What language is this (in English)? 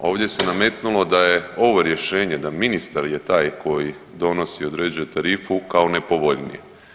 Croatian